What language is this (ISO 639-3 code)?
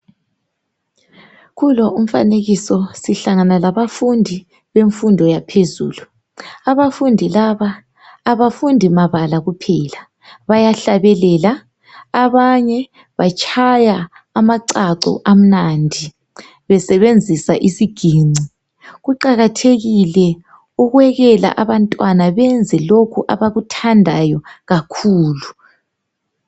nde